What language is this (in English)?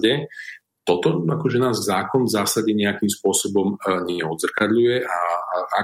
Slovak